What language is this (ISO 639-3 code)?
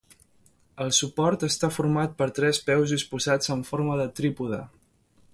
cat